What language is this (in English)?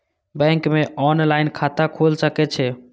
Maithili